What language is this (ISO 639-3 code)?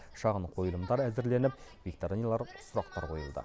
kaz